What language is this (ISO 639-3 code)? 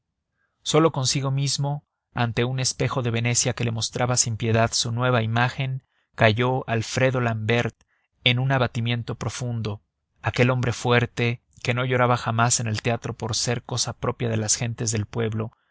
spa